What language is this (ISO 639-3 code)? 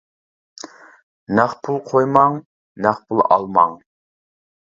uig